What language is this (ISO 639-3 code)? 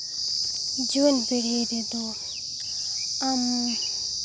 sat